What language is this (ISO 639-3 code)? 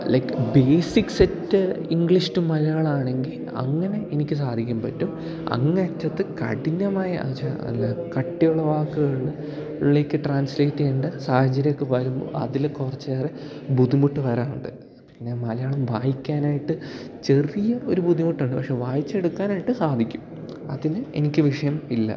mal